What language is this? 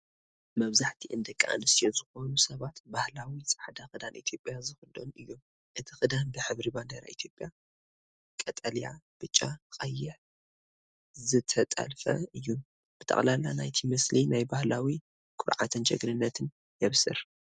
Tigrinya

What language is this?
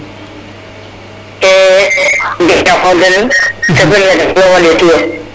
Serer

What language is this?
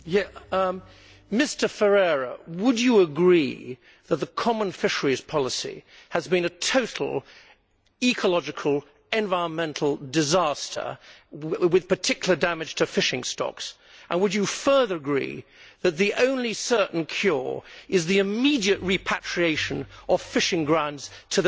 English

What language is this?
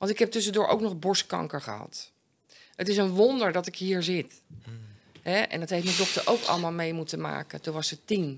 Dutch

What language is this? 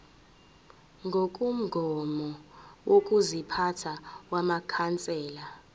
Zulu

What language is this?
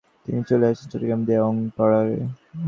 Bangla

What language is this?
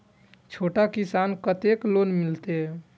Maithili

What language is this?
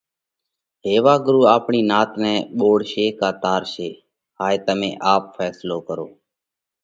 Parkari Koli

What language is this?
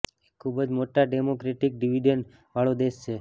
Gujarati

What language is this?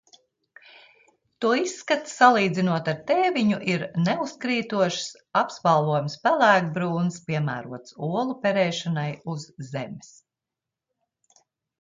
Latvian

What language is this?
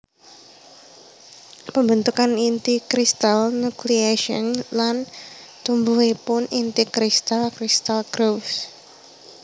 Javanese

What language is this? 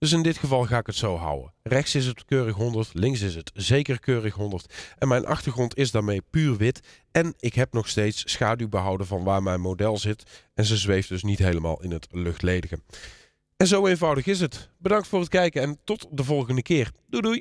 Dutch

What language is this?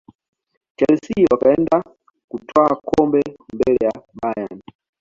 Swahili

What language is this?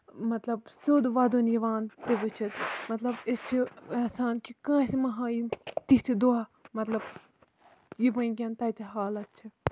Kashmiri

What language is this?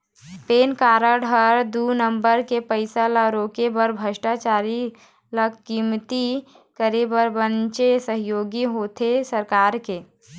Chhattisgarhi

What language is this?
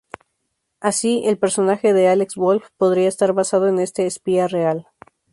Spanish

